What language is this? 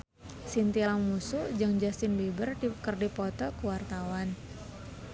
Sundanese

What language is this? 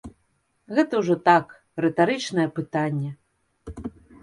Belarusian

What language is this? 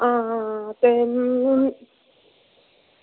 Dogri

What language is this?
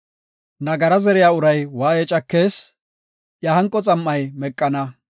Gofa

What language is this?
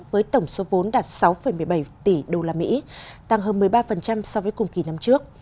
Vietnamese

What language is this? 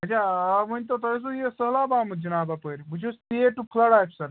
Kashmiri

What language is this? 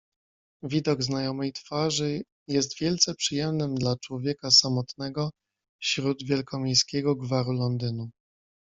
Polish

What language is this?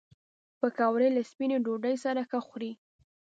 Pashto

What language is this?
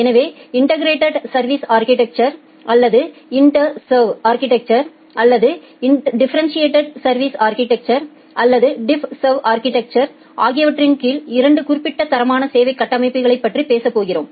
Tamil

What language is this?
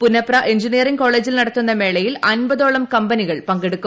Malayalam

